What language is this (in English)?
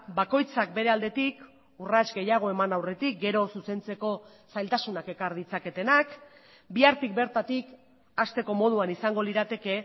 Basque